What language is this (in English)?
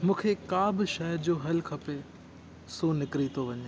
Sindhi